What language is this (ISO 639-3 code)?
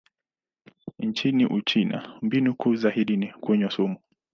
swa